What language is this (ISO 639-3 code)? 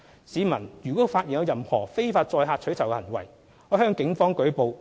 yue